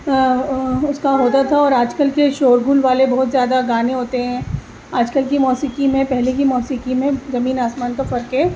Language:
Urdu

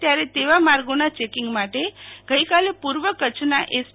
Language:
Gujarati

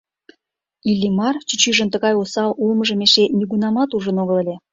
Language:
Mari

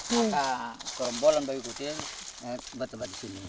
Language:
Indonesian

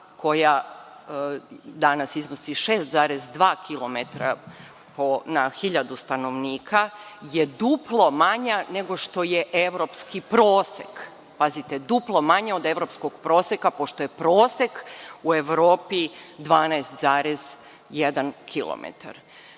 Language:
Serbian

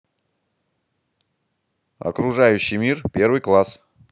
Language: Russian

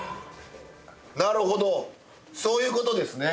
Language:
Japanese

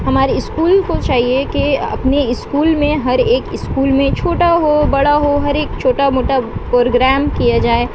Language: Urdu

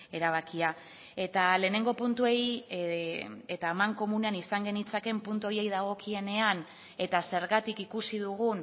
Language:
Basque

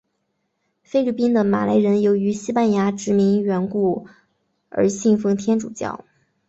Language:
Chinese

